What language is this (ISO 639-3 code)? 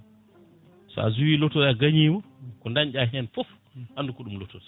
ful